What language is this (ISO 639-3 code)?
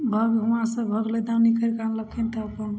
mai